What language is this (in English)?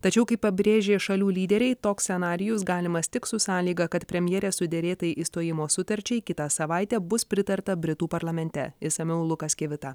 Lithuanian